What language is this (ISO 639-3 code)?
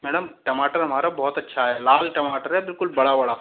hin